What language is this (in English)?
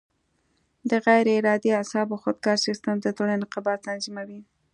Pashto